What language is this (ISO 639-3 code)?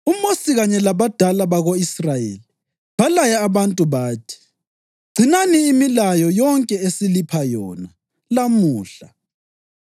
nde